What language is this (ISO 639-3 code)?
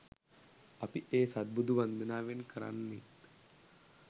sin